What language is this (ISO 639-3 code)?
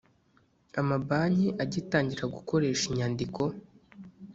kin